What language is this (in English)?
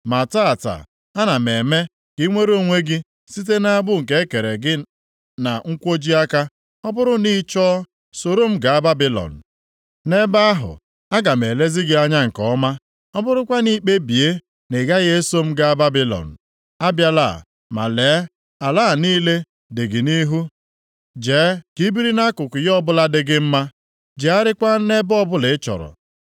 Igbo